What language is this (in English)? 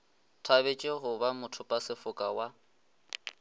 Northern Sotho